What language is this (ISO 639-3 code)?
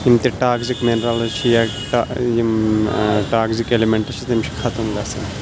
kas